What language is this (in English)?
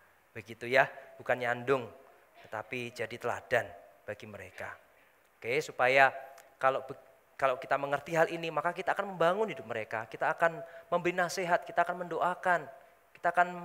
Indonesian